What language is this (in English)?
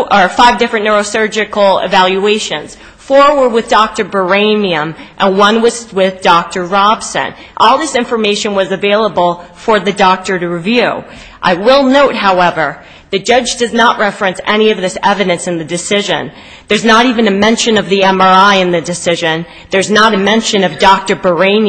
English